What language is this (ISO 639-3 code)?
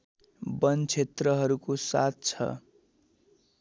nep